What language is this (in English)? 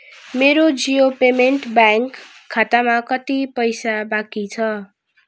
Nepali